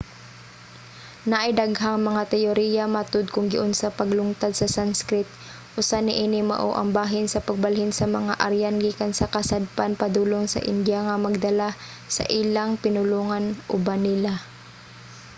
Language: Cebuano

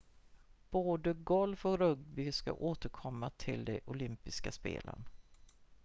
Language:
Swedish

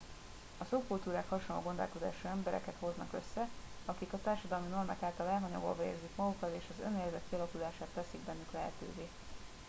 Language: Hungarian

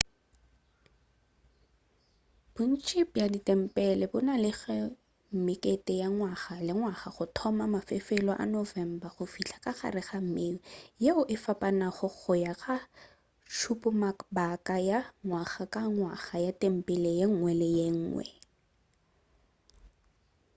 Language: Northern Sotho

